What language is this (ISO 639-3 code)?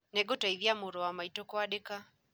kik